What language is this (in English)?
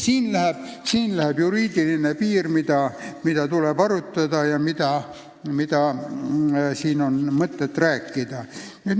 Estonian